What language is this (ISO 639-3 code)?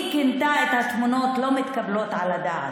heb